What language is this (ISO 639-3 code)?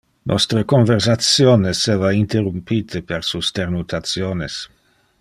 ina